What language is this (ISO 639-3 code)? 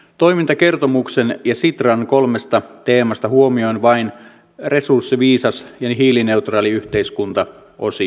fin